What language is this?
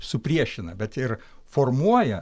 Lithuanian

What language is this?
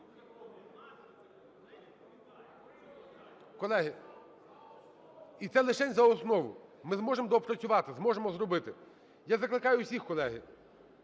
Ukrainian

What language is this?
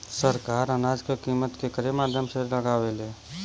Bhojpuri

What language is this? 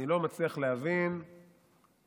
Hebrew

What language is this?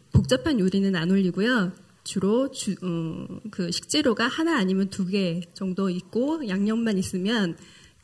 Korean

